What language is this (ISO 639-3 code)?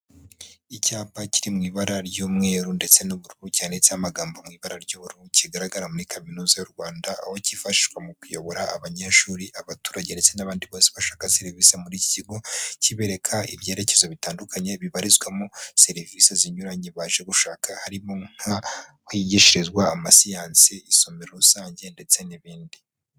kin